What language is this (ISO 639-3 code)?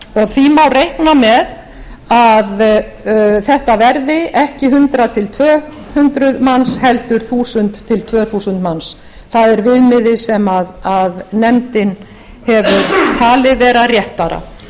isl